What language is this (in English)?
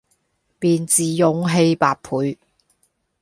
Cantonese